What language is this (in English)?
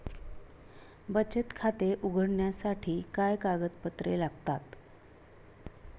Marathi